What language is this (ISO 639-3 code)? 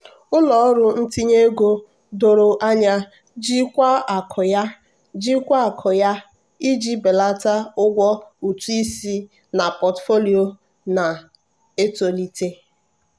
ibo